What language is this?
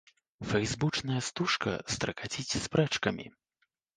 Belarusian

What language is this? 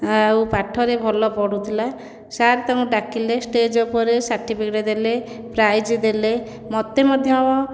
Odia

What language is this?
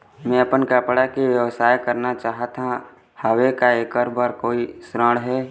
Chhattisgarhi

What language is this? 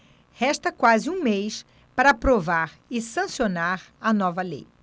Portuguese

